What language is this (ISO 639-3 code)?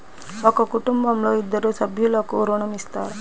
tel